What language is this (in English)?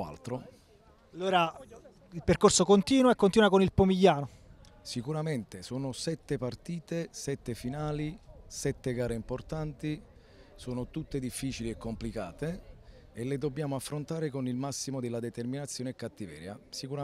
Italian